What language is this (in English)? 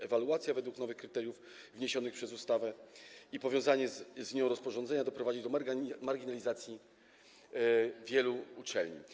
Polish